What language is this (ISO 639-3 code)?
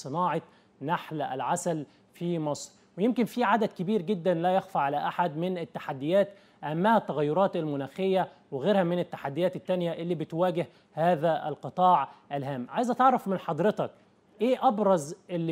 ara